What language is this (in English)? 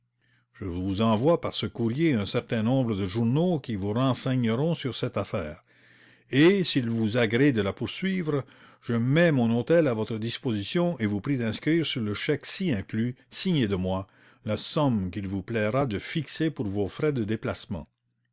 French